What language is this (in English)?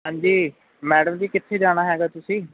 Punjabi